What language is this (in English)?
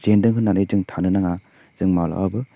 Bodo